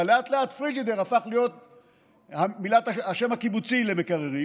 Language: Hebrew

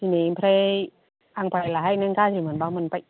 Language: Bodo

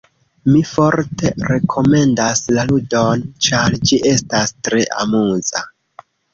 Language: Esperanto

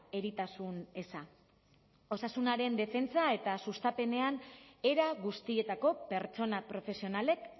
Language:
Basque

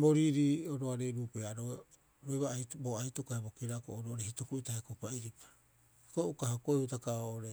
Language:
Rapoisi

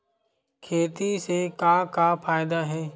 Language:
Chhattisgarhi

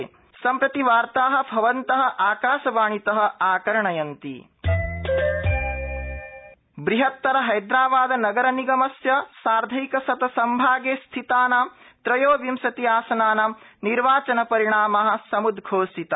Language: Sanskrit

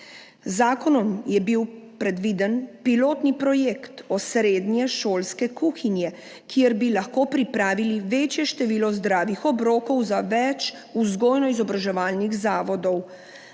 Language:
Slovenian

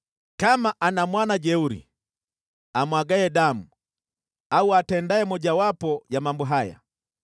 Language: Swahili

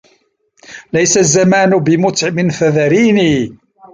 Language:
Arabic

